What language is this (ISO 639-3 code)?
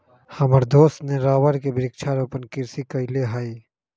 mag